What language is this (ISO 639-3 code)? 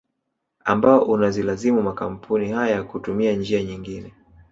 swa